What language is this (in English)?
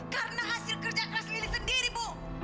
Indonesian